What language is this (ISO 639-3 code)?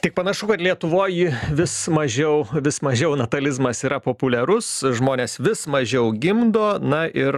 lit